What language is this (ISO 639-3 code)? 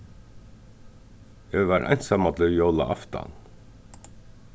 fao